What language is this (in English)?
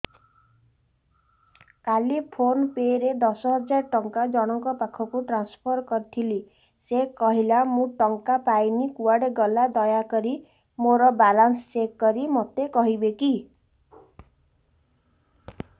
Odia